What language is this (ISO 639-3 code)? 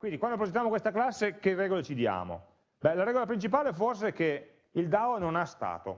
ita